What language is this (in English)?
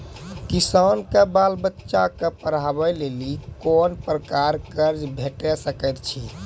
Maithili